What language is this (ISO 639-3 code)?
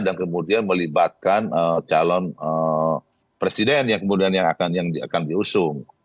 ind